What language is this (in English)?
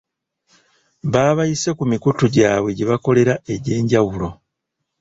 Ganda